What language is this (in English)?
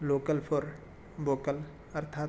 Sanskrit